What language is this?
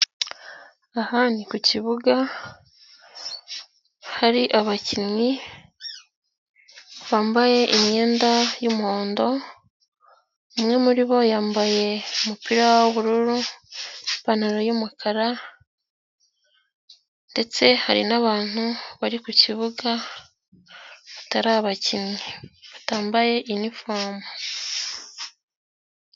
Kinyarwanda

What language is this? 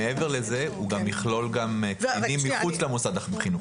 Hebrew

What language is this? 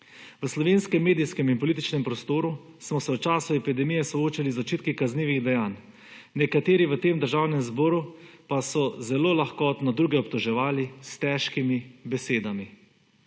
Slovenian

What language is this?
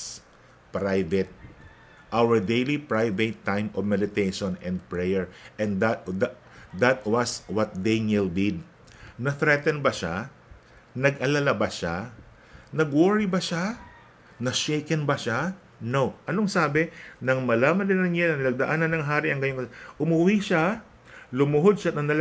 Filipino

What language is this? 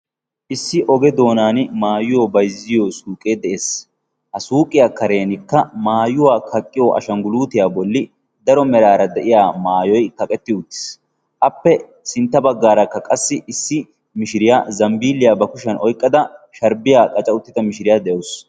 Wolaytta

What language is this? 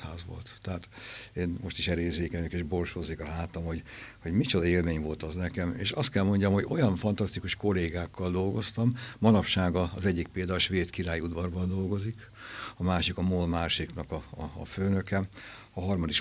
Hungarian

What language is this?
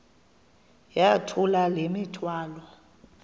Xhosa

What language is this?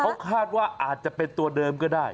Thai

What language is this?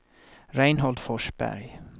Swedish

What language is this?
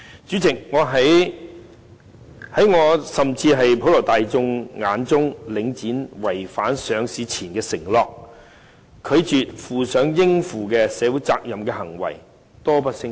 Cantonese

